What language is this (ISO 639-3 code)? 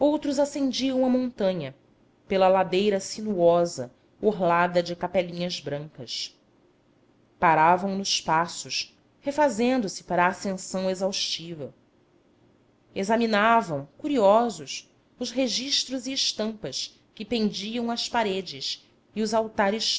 por